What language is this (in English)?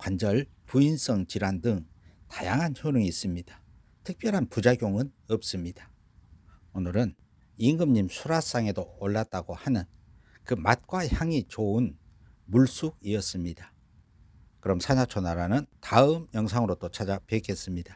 Korean